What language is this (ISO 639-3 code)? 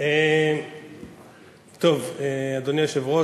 heb